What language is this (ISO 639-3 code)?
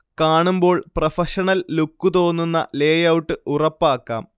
mal